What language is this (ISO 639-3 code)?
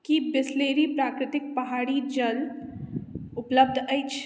mai